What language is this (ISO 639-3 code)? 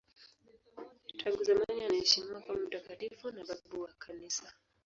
swa